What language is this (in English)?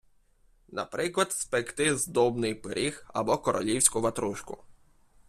Ukrainian